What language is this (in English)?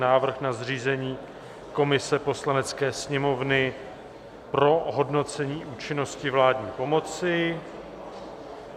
Czech